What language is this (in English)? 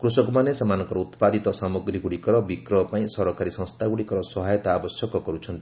Odia